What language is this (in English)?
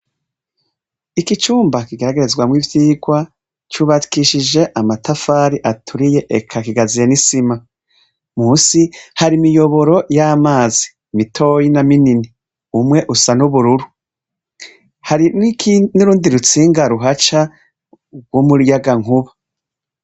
Rundi